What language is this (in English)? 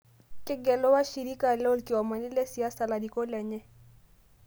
Masai